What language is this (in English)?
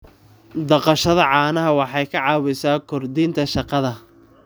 Somali